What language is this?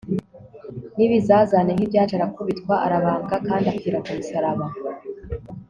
Kinyarwanda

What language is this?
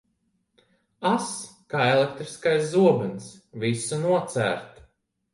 Latvian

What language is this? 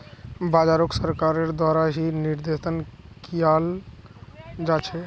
Magahi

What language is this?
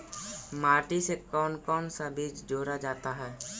Magahi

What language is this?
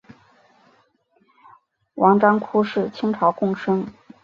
Chinese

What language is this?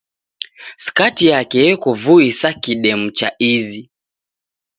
Taita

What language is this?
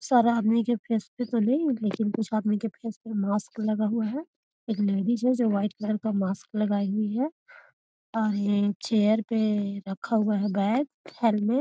Magahi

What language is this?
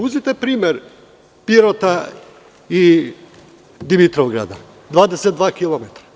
Serbian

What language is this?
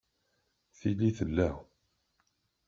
Kabyle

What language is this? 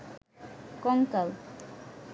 Bangla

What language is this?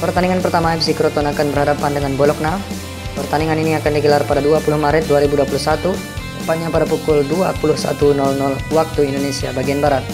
Indonesian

